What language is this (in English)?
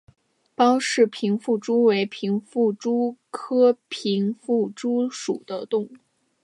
Chinese